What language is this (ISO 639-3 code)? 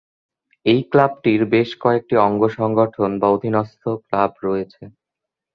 ben